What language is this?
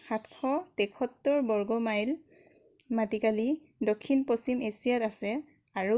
Assamese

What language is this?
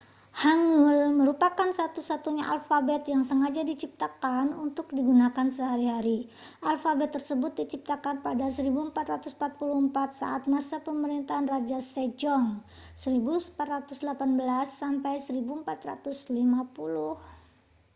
Indonesian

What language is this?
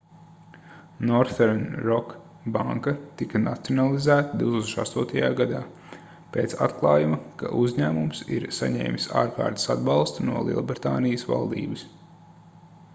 Latvian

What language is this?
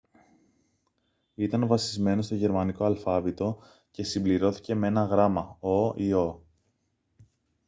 Greek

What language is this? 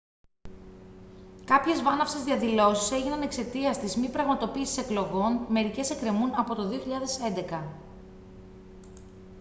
Greek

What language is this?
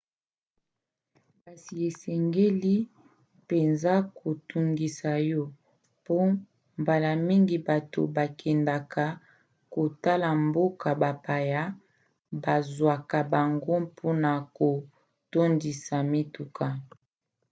Lingala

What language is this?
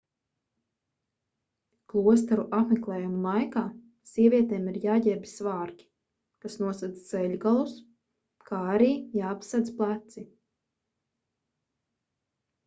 Latvian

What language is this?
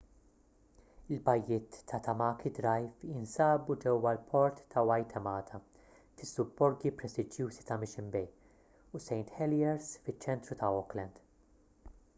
Maltese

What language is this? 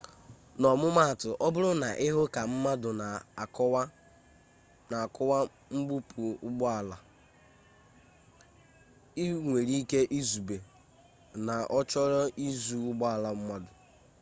Igbo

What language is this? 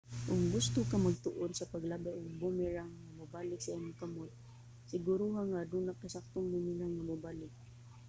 Cebuano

